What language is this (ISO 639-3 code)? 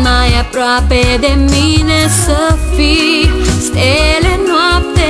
ron